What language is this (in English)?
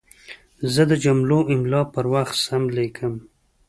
Pashto